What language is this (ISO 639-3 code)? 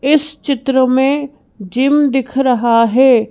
hin